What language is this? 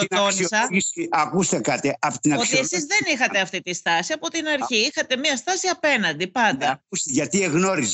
Greek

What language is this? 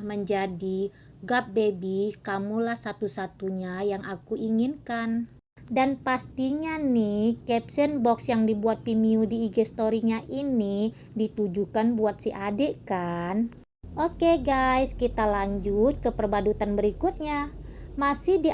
Indonesian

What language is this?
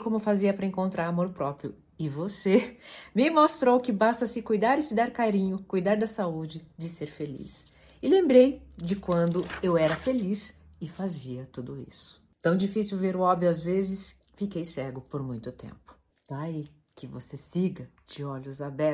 Portuguese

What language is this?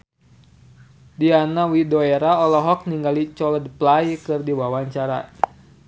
Sundanese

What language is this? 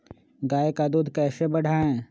Magahi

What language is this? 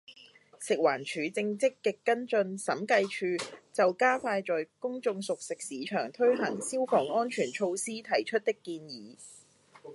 Cantonese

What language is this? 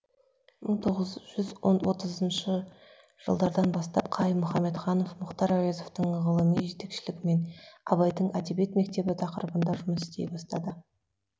Kazakh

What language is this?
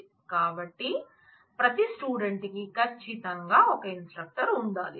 Telugu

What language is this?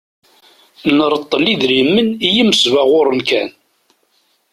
Kabyle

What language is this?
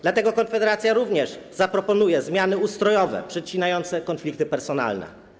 Polish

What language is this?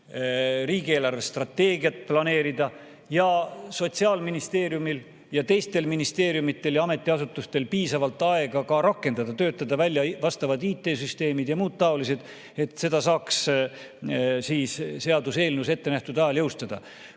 Estonian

